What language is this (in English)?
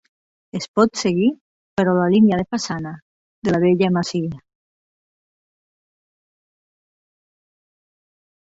Catalan